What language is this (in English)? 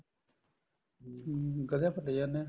Punjabi